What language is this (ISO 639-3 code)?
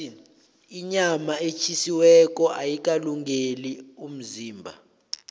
nbl